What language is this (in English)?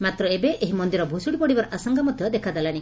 Odia